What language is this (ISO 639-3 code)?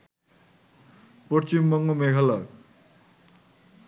ben